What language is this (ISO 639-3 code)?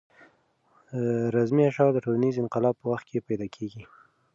pus